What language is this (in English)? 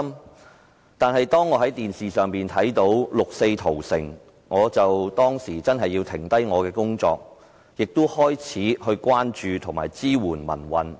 Cantonese